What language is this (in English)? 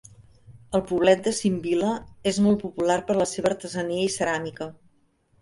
Catalan